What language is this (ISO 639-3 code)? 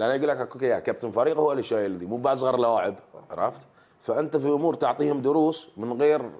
ara